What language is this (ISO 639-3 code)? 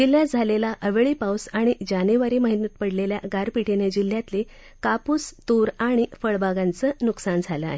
mar